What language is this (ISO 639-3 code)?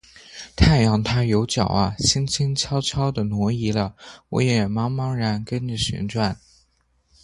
zho